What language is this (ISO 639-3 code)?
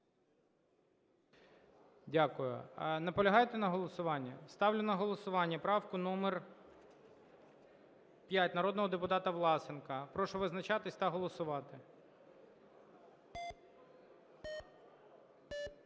ukr